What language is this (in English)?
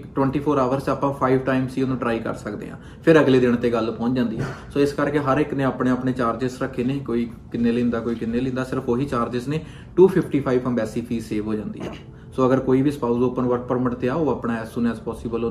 Punjabi